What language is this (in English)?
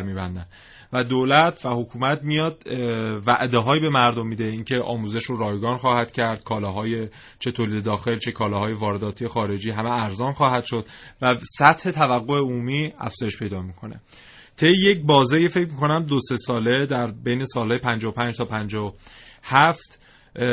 Persian